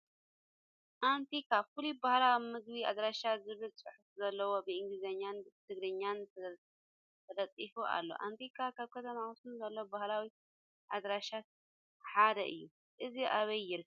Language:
Tigrinya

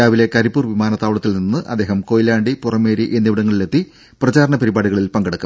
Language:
Malayalam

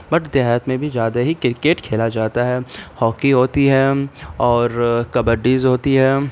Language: Urdu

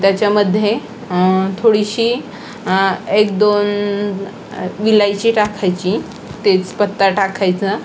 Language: Marathi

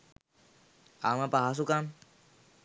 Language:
Sinhala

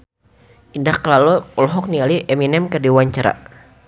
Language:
Sundanese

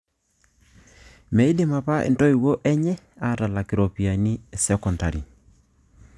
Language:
Masai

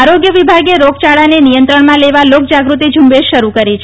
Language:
Gujarati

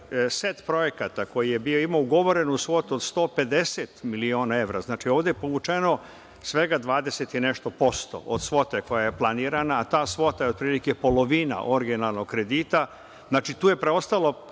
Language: Serbian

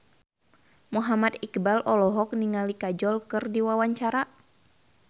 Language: Sundanese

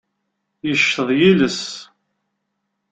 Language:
Kabyle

